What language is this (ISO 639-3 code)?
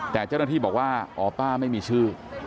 tha